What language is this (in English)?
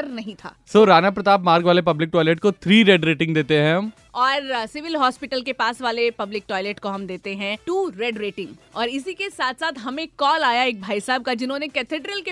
Hindi